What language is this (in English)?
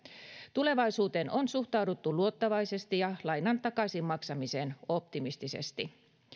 Finnish